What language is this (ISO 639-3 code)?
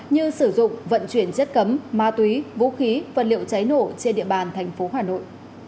vie